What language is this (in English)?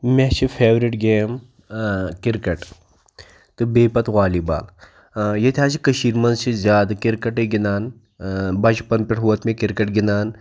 Kashmiri